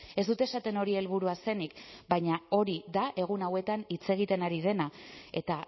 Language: Basque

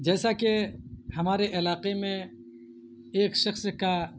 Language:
Urdu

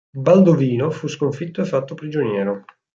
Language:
Italian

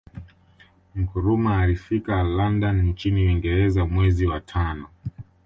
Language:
Swahili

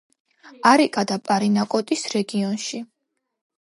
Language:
Georgian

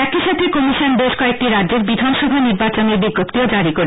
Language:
Bangla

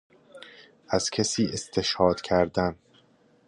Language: Persian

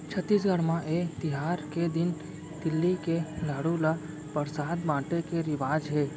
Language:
Chhattisgarhi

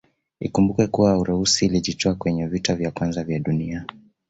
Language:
Swahili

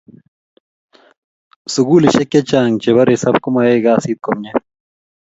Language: Kalenjin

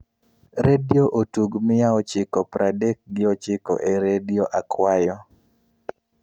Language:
Luo (Kenya and Tanzania)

